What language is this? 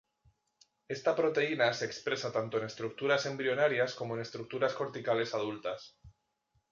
Spanish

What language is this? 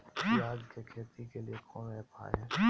Magahi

